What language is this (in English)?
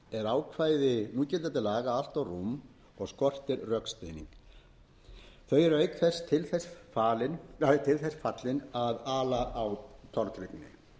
Icelandic